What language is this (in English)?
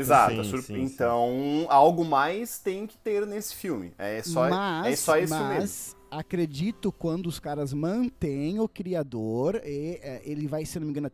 Portuguese